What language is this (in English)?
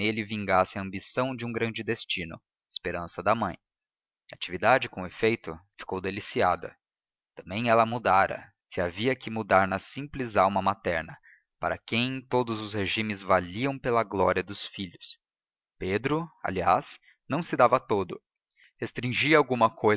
Portuguese